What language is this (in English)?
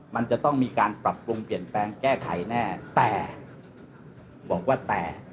Thai